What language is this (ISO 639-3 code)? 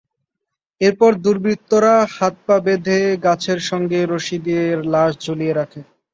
ben